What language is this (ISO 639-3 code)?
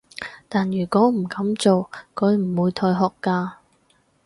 yue